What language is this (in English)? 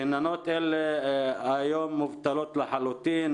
Hebrew